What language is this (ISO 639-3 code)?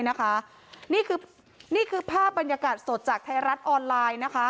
tha